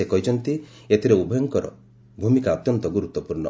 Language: Odia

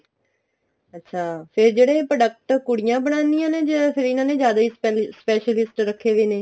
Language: Punjabi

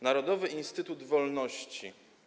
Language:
Polish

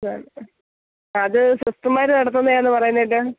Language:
Malayalam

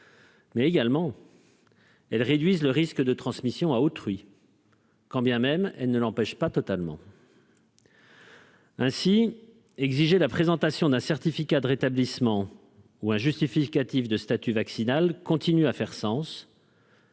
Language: French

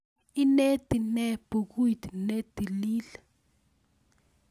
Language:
Kalenjin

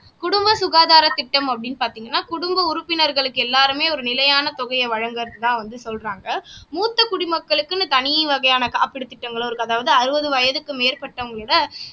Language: Tamil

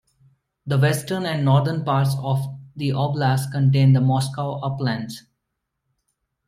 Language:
English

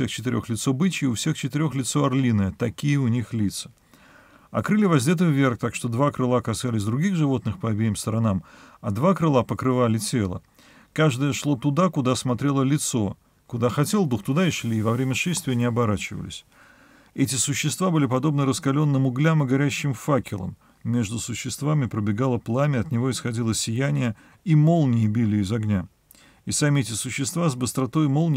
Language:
Russian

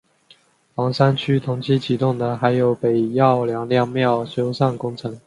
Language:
Chinese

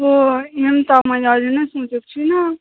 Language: Nepali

